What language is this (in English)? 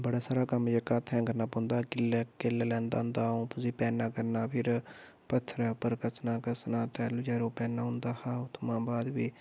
Dogri